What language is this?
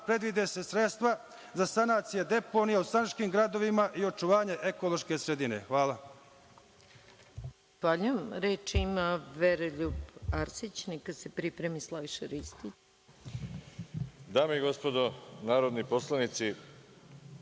Serbian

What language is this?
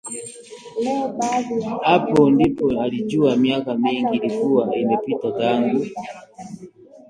Swahili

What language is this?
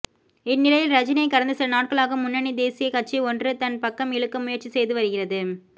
Tamil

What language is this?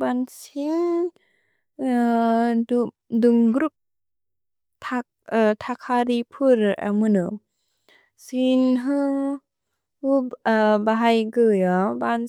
Bodo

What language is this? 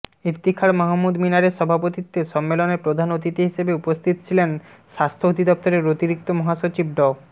Bangla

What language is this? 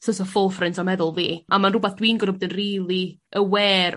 Welsh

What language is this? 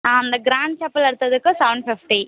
Tamil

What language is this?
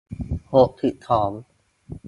Thai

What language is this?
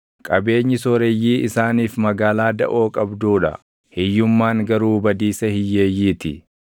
Oromo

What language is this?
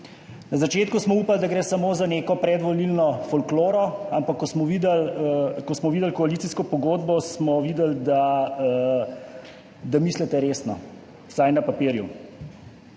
Slovenian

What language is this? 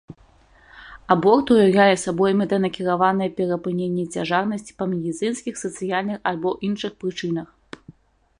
Belarusian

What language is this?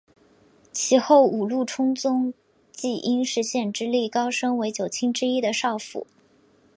Chinese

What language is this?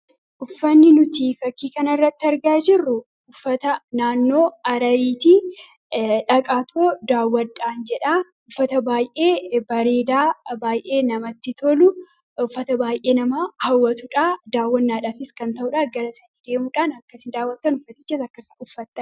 Oromo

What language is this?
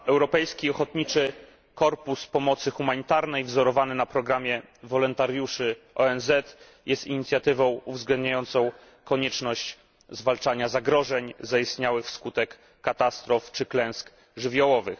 Polish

